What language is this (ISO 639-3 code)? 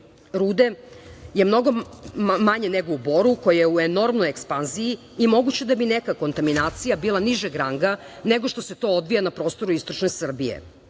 srp